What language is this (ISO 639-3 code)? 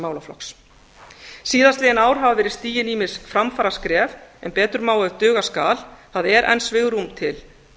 isl